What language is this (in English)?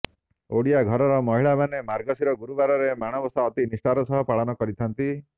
Odia